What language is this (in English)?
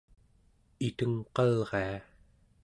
Central Yupik